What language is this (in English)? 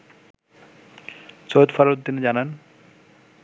Bangla